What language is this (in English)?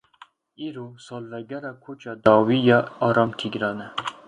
Kurdish